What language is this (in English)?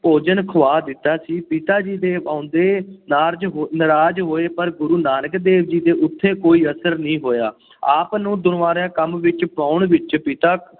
Punjabi